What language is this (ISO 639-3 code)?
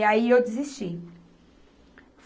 por